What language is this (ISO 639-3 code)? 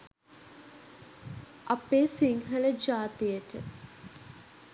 sin